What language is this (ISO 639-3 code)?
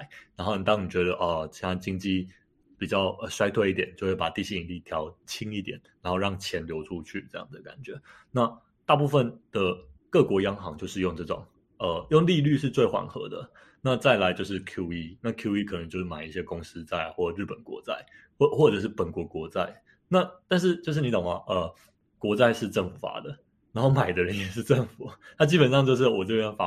zho